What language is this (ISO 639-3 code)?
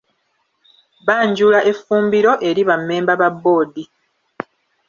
lug